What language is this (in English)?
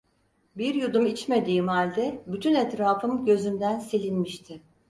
Turkish